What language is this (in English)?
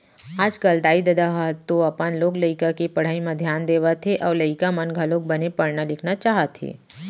Chhattisgarhi